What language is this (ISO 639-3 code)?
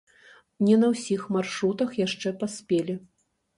bel